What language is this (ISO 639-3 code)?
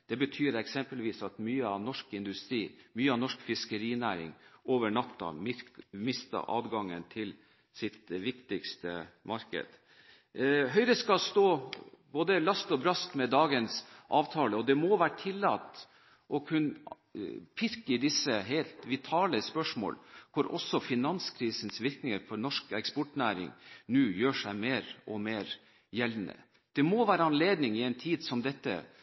nob